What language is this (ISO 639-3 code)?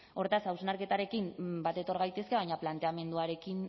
eus